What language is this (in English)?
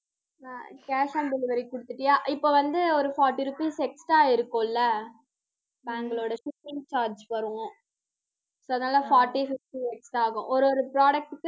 Tamil